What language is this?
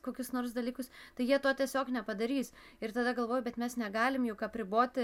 Lithuanian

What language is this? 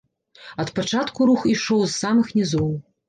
Belarusian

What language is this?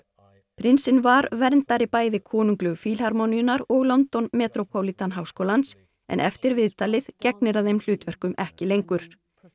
Icelandic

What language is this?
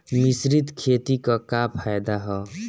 Bhojpuri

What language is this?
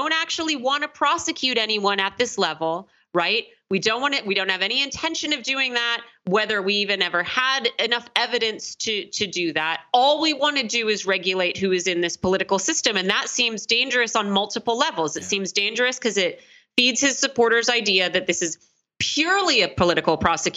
English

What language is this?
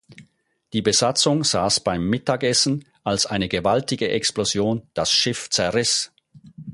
German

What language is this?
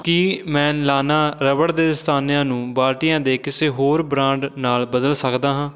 Punjabi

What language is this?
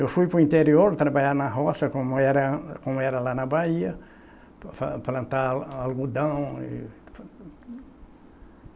Portuguese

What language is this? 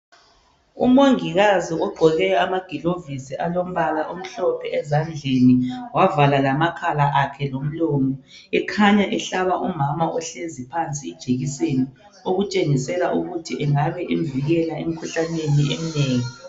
North Ndebele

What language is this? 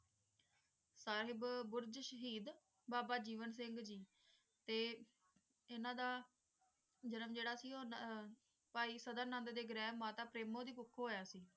Punjabi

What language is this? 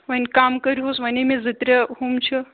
Kashmiri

